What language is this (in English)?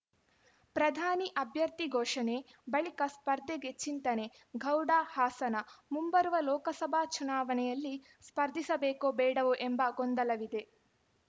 Kannada